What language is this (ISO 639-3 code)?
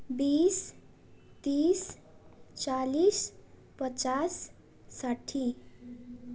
nep